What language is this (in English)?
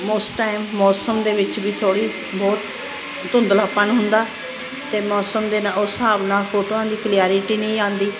Punjabi